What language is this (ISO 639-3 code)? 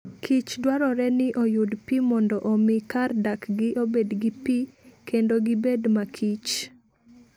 luo